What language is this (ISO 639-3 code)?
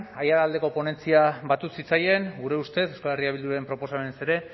eus